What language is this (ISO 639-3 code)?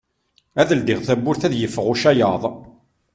kab